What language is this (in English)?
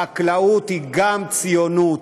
Hebrew